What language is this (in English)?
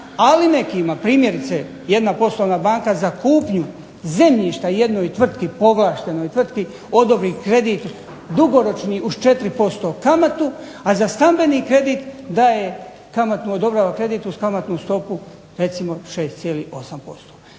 Croatian